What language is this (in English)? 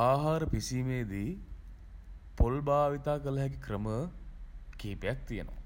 Sinhala